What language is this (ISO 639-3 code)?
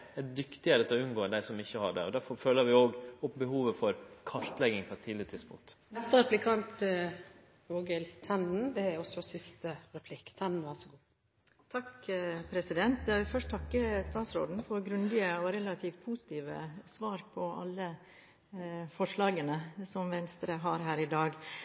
nno